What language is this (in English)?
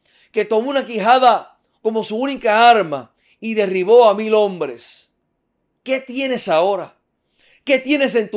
Spanish